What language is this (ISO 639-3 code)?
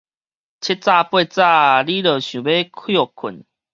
nan